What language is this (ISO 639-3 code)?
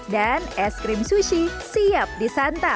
ind